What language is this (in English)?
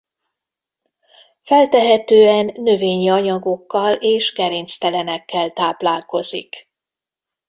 Hungarian